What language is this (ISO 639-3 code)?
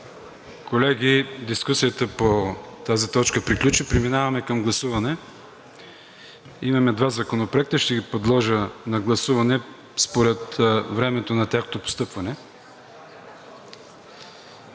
bul